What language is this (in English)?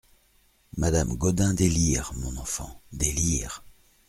French